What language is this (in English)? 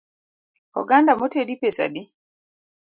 Luo (Kenya and Tanzania)